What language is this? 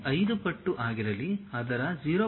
Kannada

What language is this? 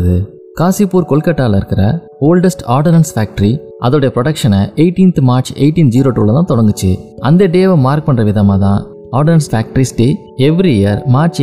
Tamil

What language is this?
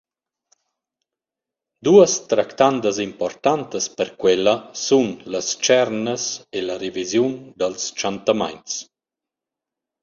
Romansh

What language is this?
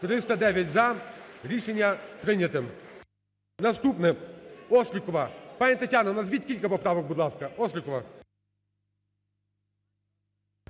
Ukrainian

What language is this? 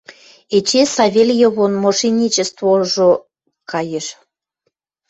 Western Mari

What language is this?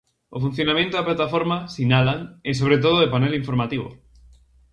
Galician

